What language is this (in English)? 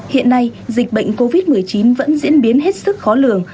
Vietnamese